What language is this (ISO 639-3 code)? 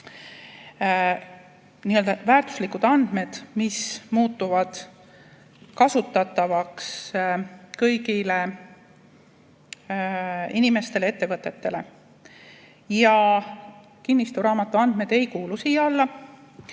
est